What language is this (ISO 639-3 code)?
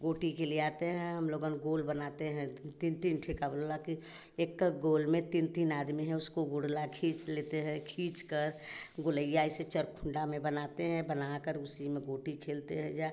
hin